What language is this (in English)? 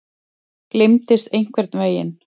Icelandic